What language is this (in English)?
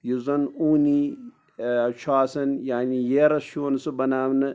Kashmiri